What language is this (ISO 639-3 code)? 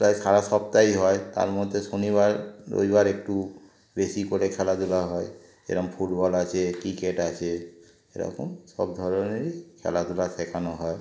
ben